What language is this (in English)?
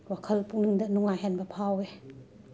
Manipuri